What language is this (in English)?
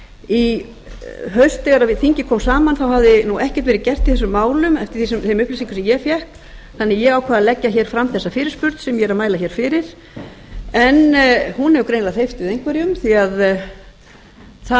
Icelandic